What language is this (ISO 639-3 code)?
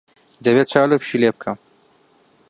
ckb